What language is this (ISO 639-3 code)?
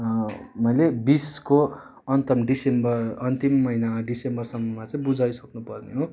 nep